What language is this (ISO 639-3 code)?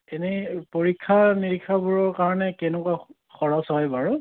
asm